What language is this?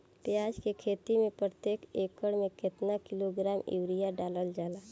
Bhojpuri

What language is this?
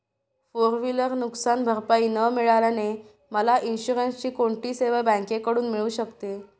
Marathi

